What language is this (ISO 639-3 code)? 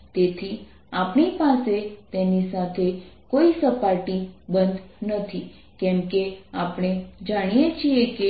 guj